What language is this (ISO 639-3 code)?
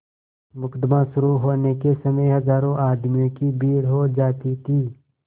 hin